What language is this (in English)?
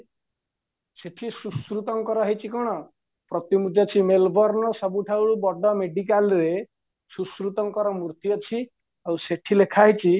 Odia